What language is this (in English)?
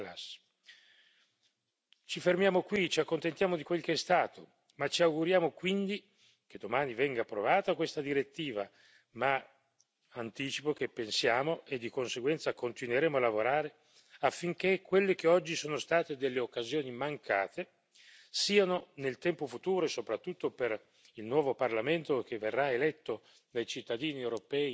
Italian